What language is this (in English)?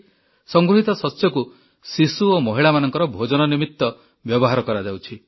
Odia